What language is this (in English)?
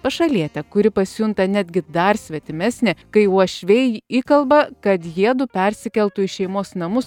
Lithuanian